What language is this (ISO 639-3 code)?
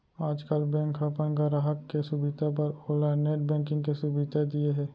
hne